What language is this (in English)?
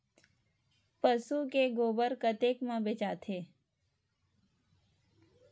Chhattisgarhi